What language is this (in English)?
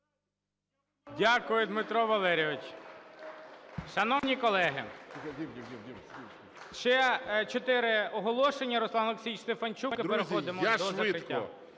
Ukrainian